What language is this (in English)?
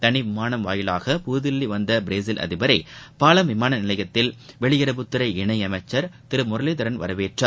Tamil